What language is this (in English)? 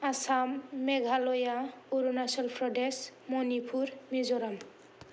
Bodo